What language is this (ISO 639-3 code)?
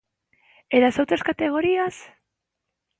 glg